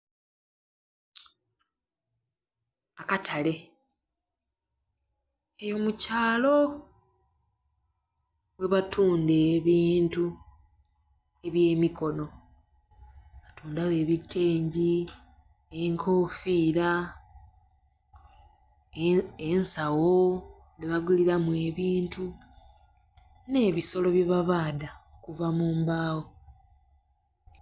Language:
Soga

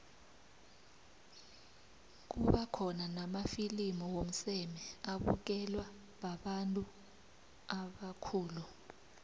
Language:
South Ndebele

